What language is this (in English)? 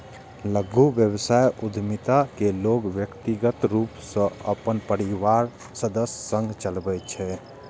Maithili